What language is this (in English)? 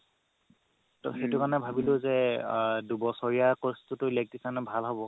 Assamese